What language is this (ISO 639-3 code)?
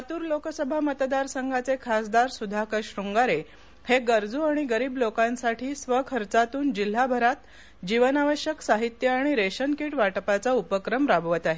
mar